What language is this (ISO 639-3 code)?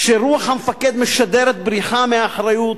heb